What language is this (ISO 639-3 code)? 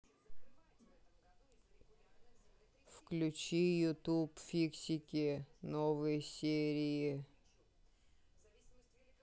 rus